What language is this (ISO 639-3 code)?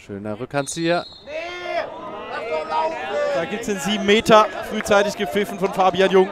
deu